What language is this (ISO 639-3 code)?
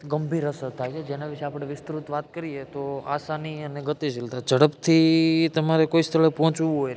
guj